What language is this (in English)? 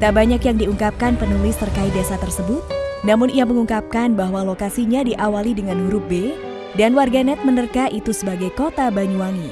Indonesian